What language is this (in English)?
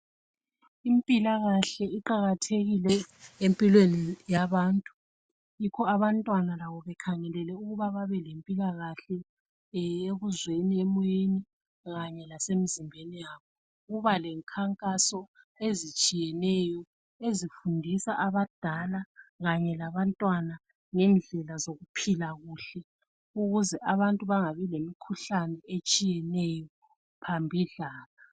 North Ndebele